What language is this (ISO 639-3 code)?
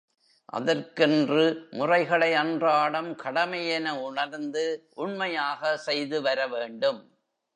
tam